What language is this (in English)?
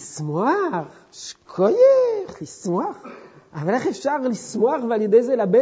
Hebrew